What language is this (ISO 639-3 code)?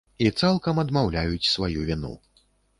bel